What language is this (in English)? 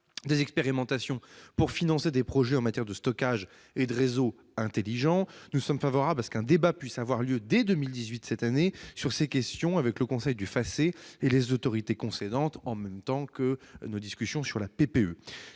French